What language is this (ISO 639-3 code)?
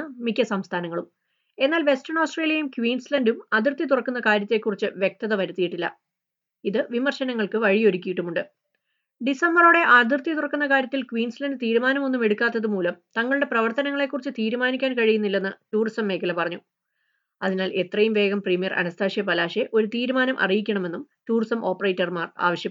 mal